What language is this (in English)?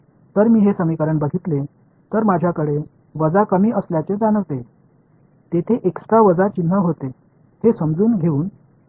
Marathi